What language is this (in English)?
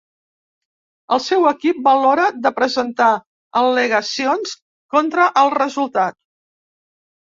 Catalan